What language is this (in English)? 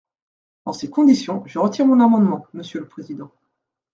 French